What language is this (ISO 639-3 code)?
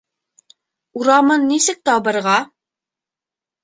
bak